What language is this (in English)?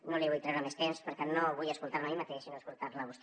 Catalan